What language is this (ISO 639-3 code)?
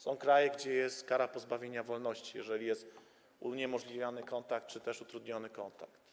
pol